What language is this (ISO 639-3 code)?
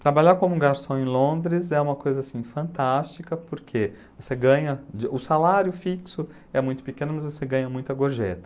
por